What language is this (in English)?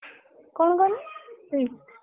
Odia